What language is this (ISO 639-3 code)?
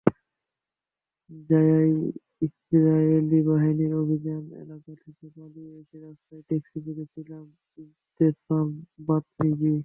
ben